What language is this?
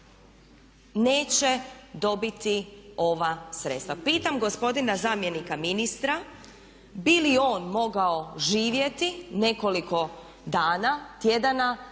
Croatian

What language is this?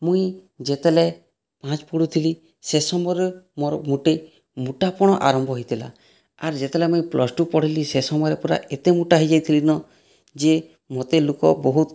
Odia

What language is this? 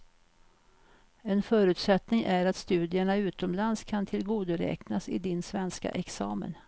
Swedish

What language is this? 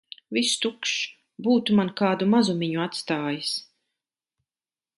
Latvian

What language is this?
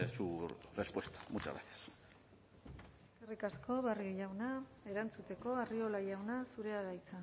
Basque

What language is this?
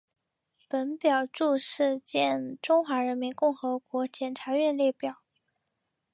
Chinese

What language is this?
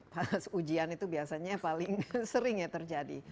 Indonesian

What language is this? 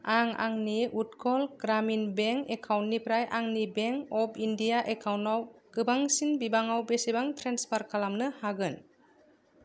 Bodo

